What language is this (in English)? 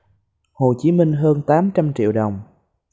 Vietnamese